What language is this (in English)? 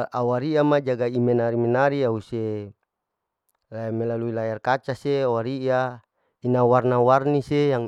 Larike-Wakasihu